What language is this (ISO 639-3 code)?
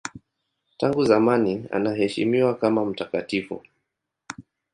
swa